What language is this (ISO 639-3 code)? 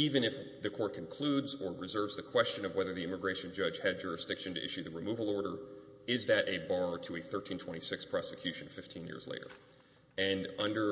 eng